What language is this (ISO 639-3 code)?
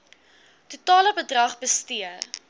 afr